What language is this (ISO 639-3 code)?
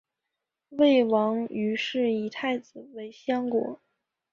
zho